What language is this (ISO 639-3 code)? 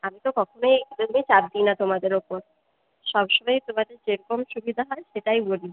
ben